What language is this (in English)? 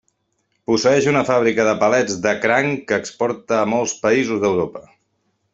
Catalan